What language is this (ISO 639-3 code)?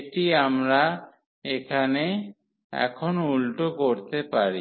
ben